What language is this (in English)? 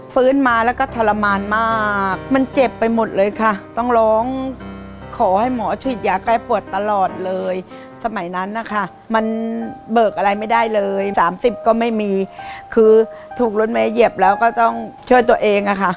Thai